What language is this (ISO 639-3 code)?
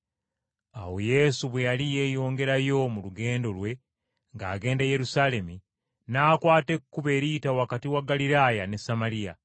lug